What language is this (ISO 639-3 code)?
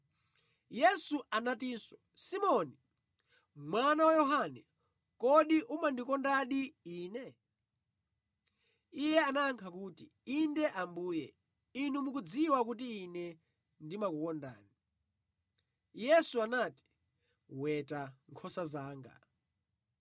nya